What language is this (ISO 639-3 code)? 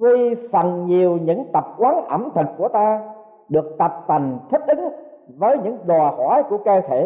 vie